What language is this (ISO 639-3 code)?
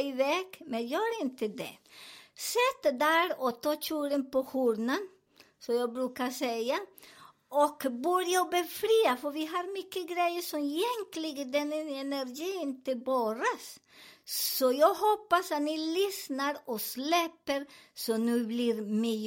swe